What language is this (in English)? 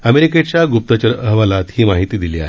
Marathi